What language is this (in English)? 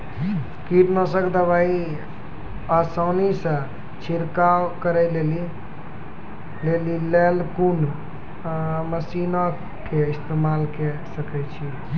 Maithili